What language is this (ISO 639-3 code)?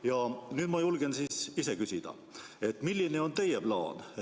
est